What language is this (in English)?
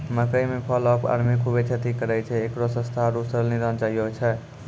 Maithili